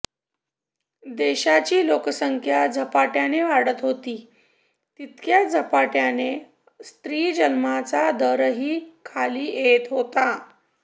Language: Marathi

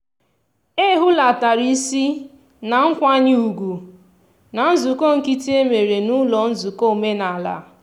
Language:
Igbo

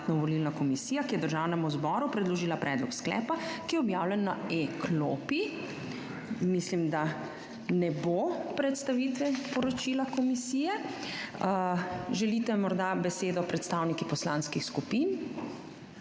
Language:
Slovenian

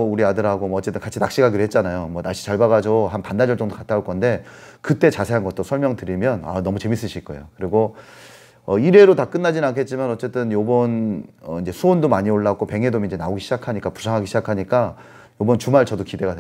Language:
Korean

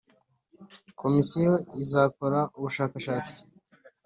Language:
Kinyarwanda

